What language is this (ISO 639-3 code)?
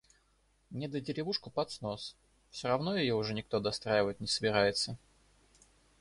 rus